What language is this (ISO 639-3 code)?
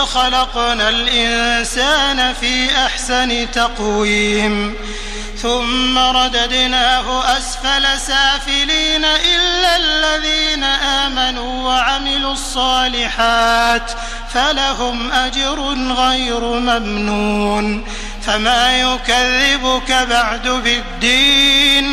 ara